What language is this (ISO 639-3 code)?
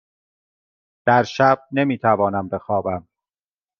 fas